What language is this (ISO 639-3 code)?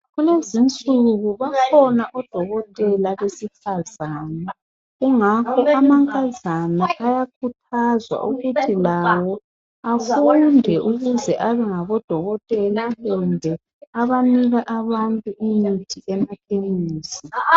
nde